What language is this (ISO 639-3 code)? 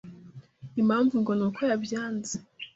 kin